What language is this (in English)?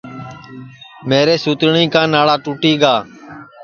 Sansi